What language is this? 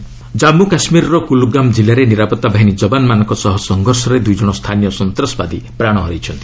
Odia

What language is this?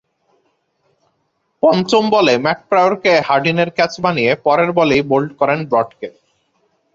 Bangla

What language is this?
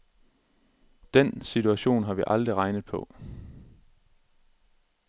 Danish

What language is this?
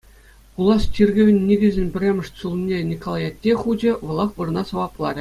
Chuvash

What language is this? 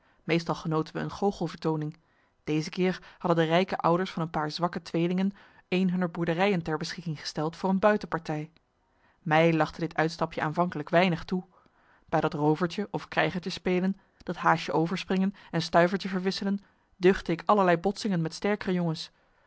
Dutch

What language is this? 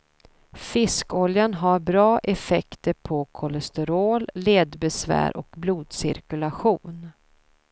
Swedish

